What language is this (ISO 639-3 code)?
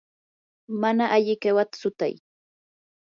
qur